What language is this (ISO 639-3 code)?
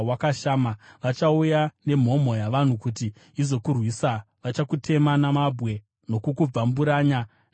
sna